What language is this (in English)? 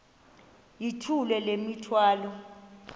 Xhosa